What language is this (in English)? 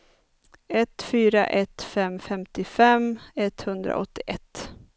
Swedish